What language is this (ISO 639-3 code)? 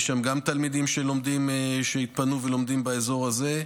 heb